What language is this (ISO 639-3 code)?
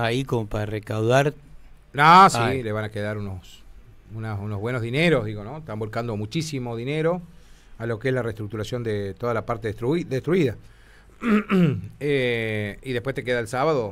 spa